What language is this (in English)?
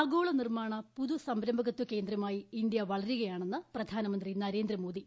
Malayalam